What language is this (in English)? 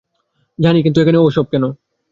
Bangla